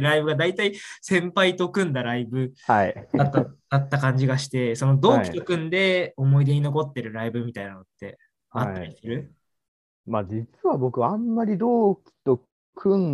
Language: Japanese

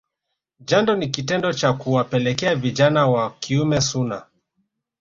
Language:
Swahili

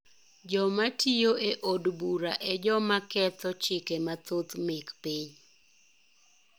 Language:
Luo (Kenya and Tanzania)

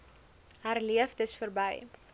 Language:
Afrikaans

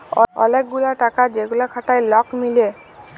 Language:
Bangla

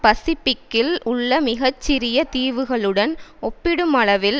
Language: Tamil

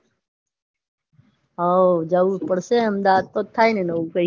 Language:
Gujarati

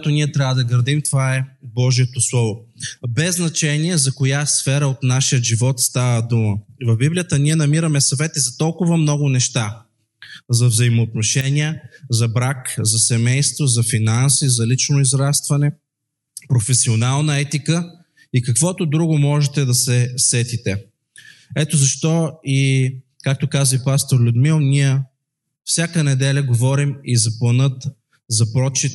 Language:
Bulgarian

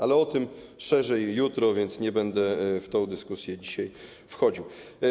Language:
Polish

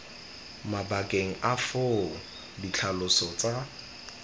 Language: Tswana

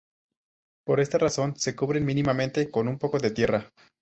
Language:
Spanish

